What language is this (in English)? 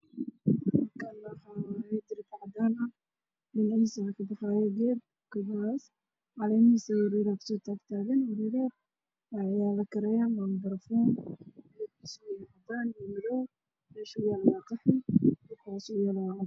Somali